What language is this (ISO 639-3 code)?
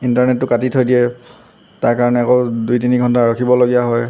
asm